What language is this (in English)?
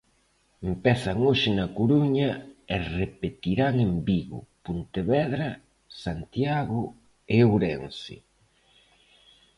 Galician